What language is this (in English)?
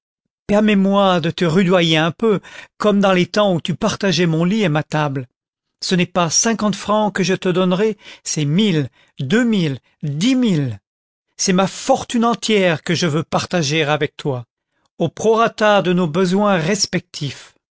French